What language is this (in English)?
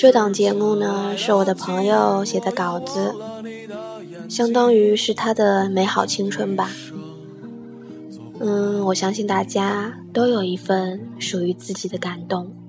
Chinese